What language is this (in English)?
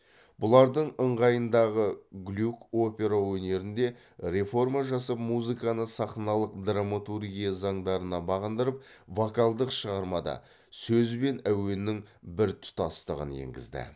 Kazakh